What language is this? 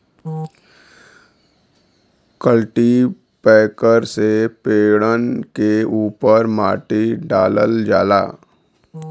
Bhojpuri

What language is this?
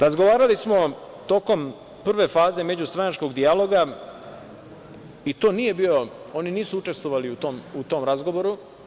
Serbian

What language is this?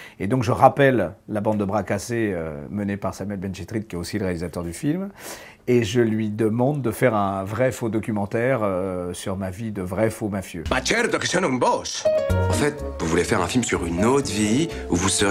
French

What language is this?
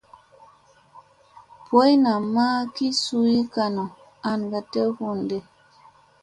Musey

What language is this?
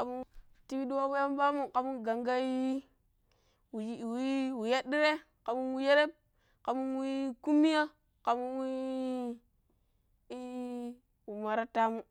Pero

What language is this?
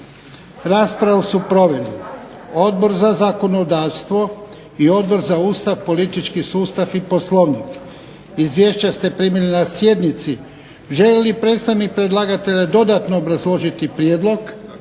Croatian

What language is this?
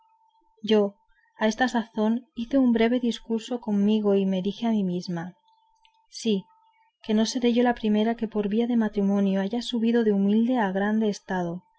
Spanish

